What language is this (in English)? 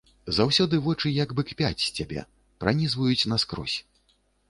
Belarusian